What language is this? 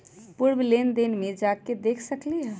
Magahi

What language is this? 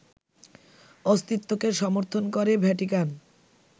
Bangla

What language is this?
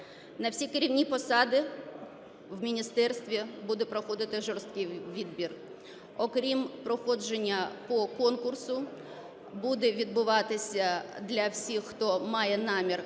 Ukrainian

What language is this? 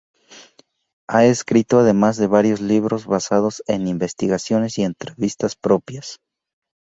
Spanish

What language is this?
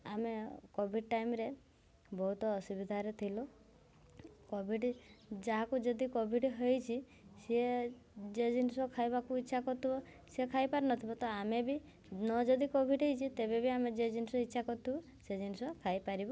Odia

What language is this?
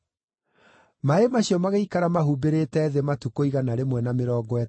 Kikuyu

